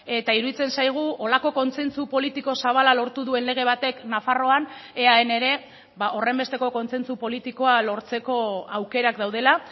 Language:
Basque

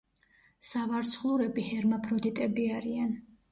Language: Georgian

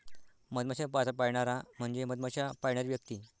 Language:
Marathi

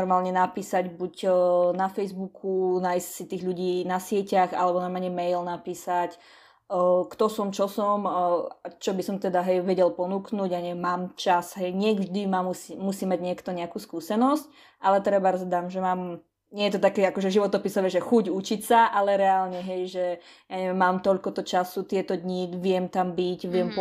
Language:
Slovak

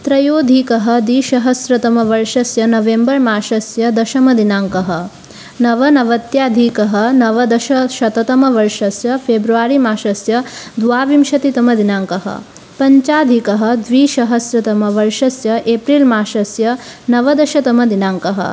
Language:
Sanskrit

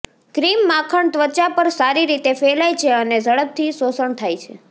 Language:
Gujarati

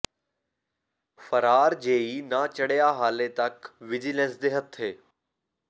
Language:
Punjabi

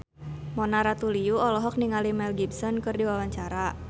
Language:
Sundanese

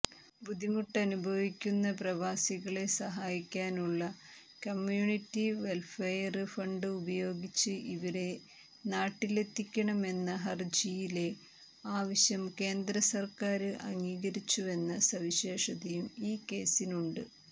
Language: Malayalam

